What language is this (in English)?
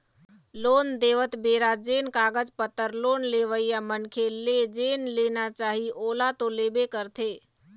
Chhattisgarhi